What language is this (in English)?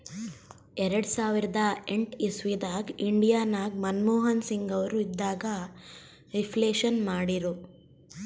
Kannada